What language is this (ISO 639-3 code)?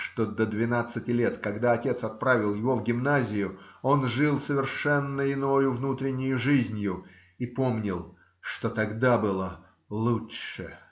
rus